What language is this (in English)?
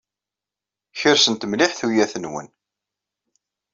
Kabyle